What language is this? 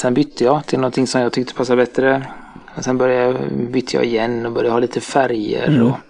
Swedish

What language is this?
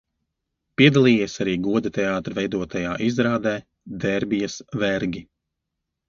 Latvian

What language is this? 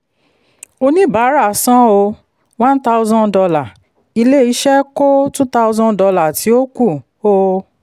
Yoruba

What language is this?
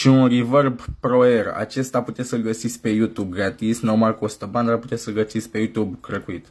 Romanian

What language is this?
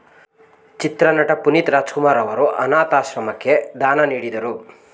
Kannada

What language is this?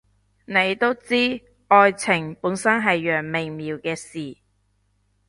Cantonese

